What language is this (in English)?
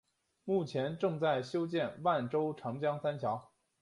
Chinese